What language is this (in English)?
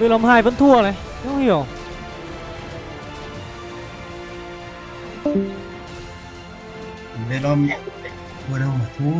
Vietnamese